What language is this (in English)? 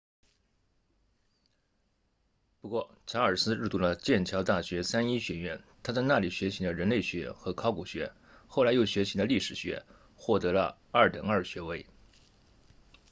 Chinese